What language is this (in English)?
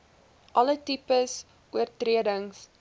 Afrikaans